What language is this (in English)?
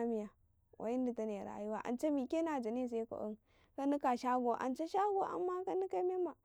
Karekare